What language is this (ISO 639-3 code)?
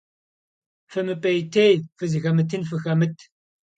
kbd